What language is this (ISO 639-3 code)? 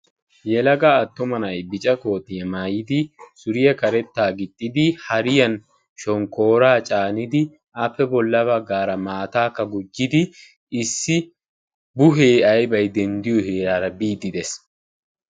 wal